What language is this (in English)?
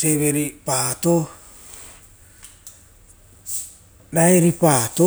Rotokas